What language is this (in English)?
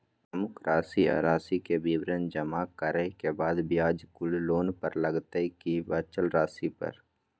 Maithili